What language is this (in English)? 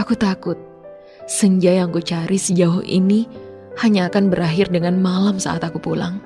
Indonesian